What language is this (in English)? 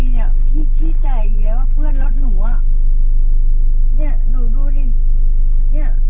Thai